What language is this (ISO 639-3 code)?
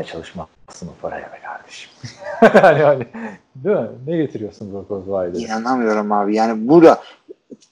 tur